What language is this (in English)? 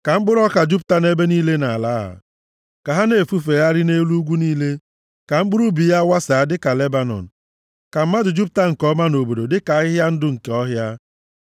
Igbo